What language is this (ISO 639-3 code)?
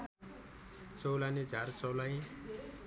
nep